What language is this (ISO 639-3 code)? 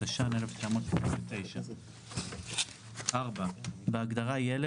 heb